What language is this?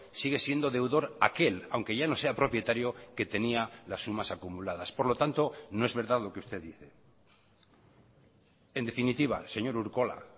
Spanish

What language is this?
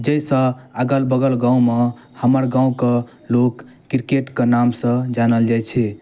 Maithili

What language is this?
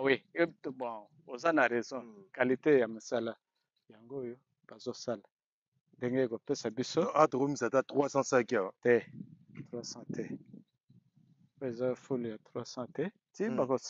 French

